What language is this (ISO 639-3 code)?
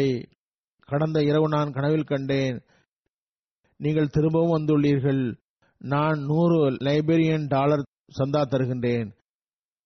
tam